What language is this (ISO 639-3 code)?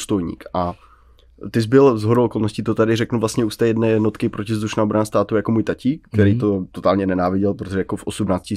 ces